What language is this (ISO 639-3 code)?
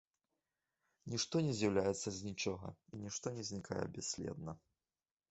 bel